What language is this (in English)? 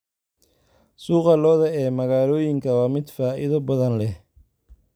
Somali